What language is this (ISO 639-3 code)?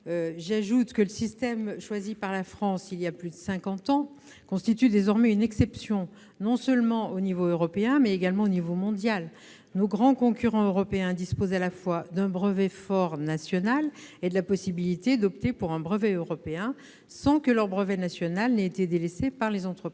fra